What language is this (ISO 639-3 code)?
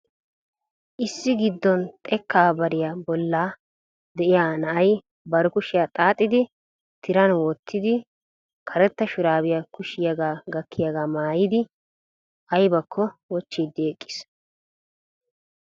wal